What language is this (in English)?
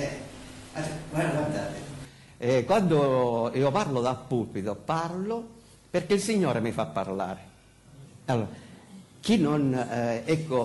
Italian